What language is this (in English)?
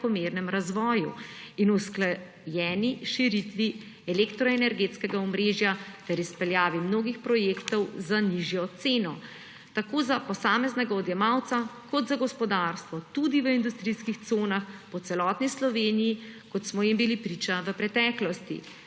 Slovenian